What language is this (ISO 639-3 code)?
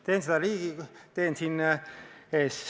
est